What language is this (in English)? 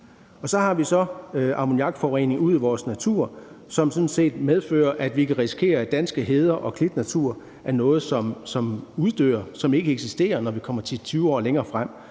Danish